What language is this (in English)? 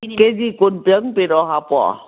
Manipuri